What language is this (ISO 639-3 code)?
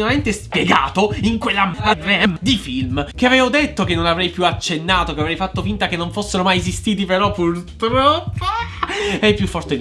ita